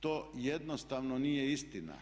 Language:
Croatian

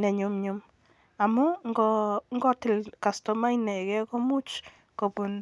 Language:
Kalenjin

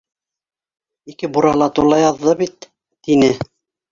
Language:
Bashkir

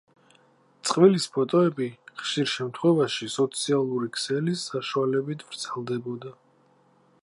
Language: Georgian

